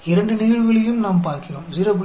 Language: Hindi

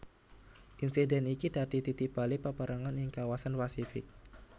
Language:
Javanese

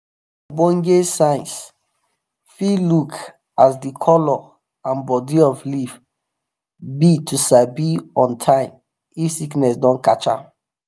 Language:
Nigerian Pidgin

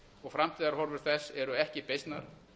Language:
Icelandic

